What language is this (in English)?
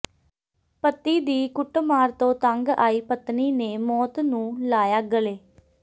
Punjabi